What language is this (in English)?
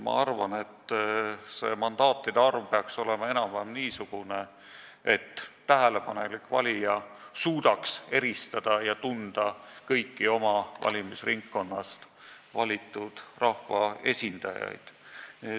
Estonian